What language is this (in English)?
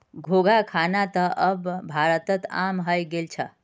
Magahi